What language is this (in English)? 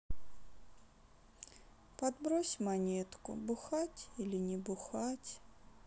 Russian